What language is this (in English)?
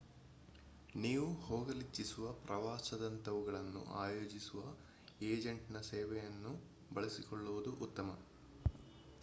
Kannada